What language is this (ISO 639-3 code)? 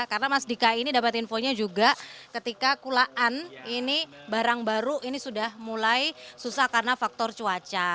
ind